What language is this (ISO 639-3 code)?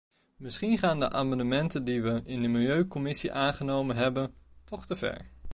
nld